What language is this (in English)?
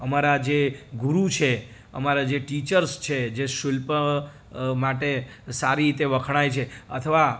Gujarati